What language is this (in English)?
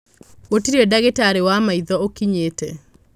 Kikuyu